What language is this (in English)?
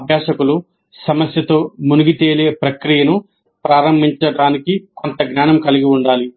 Telugu